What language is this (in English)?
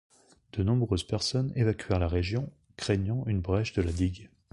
French